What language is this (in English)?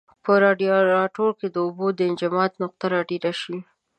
Pashto